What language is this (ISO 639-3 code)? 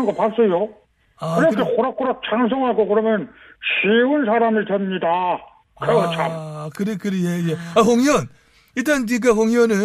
kor